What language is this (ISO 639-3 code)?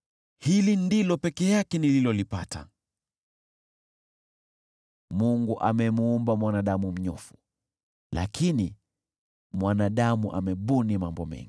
swa